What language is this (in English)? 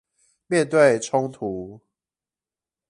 Chinese